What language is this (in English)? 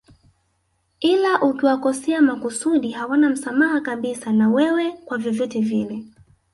Swahili